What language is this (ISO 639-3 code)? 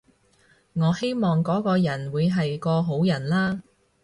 yue